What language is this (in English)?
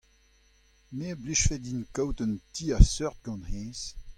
Breton